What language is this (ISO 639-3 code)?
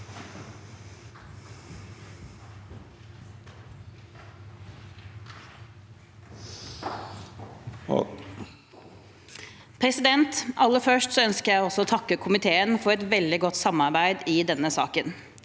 nor